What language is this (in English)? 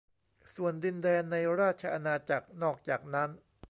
Thai